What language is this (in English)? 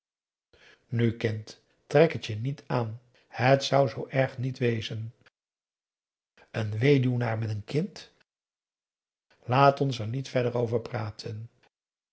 Dutch